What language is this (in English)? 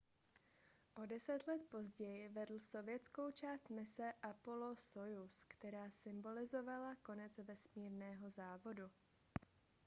Czech